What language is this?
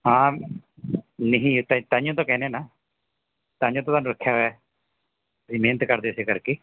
Punjabi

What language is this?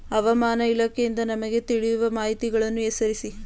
Kannada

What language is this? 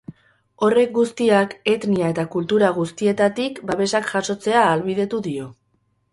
Basque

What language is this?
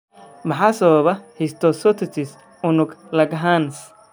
Somali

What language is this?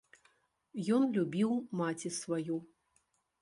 Belarusian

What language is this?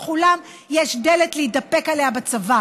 Hebrew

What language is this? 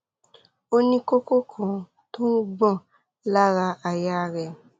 Yoruba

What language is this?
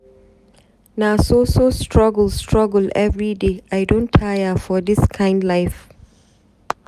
Nigerian Pidgin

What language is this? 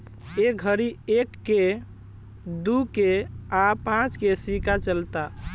Bhojpuri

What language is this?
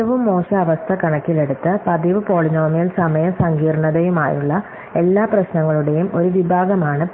Malayalam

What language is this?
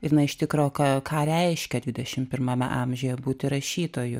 Lithuanian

